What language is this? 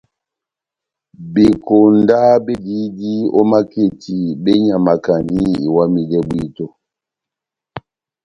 Batanga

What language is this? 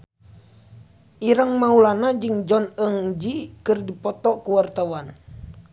Sundanese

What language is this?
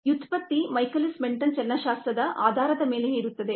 Kannada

